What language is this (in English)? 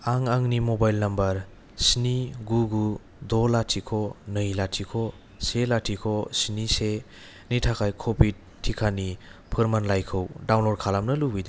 Bodo